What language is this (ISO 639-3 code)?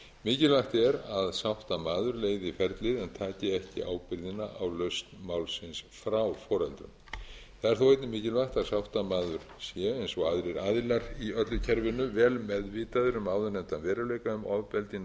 isl